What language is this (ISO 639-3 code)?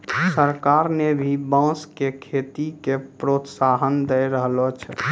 mai